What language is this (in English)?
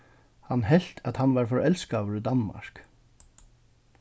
Faroese